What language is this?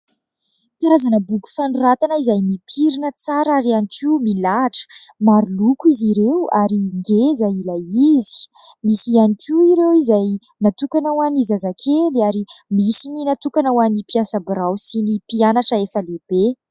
Malagasy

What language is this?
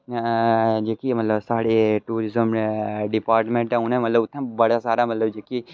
Dogri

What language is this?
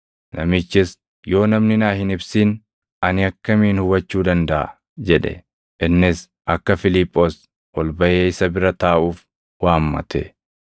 Oromo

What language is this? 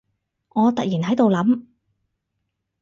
Cantonese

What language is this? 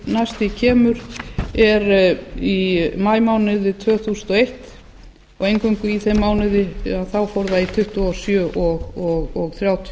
Icelandic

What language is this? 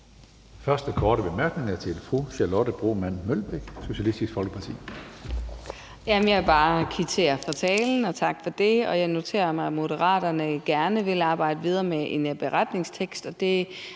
Danish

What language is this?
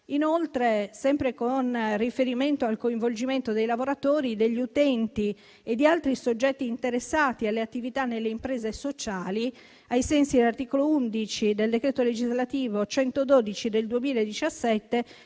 Italian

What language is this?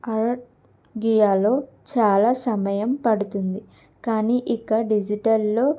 Telugu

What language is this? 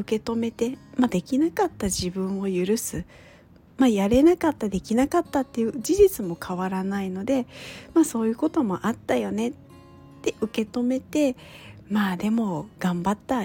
Japanese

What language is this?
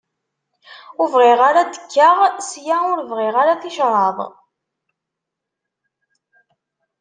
Kabyle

